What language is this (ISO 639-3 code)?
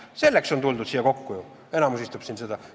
est